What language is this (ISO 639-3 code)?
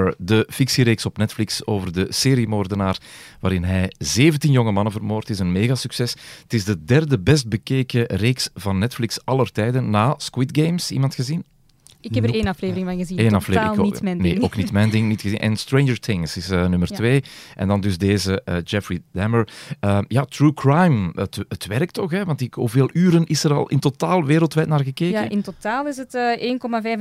nld